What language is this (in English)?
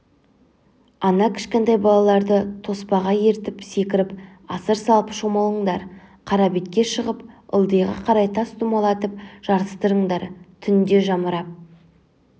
Kazakh